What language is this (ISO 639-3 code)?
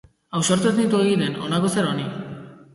eus